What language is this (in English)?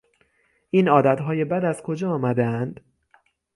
Persian